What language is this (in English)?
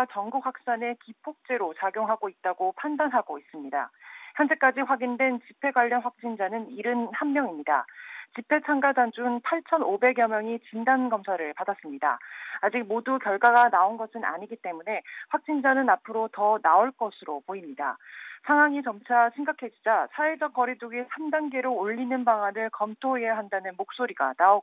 Korean